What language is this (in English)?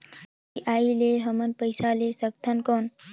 Chhattisgarhi